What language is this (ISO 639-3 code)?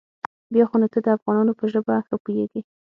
pus